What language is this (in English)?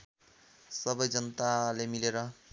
Nepali